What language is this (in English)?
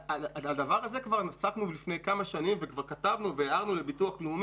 Hebrew